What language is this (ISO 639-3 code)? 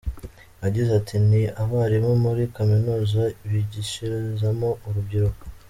kin